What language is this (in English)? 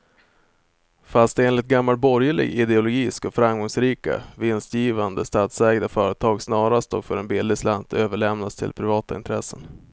Swedish